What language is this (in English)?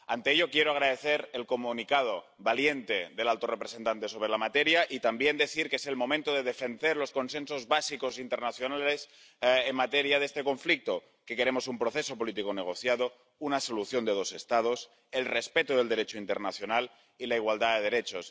Spanish